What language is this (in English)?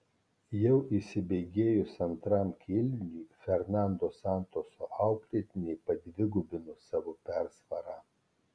Lithuanian